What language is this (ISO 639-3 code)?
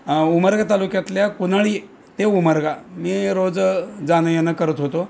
mar